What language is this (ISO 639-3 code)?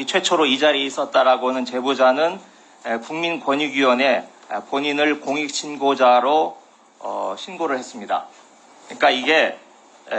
kor